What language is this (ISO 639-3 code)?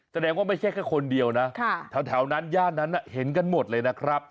tha